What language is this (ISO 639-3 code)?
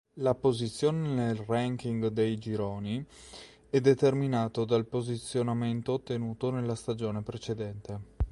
ita